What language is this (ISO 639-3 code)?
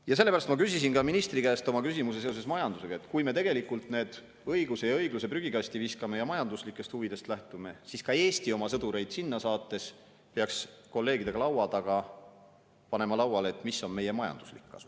est